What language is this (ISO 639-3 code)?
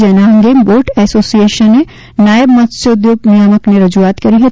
guj